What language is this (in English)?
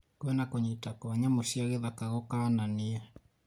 Kikuyu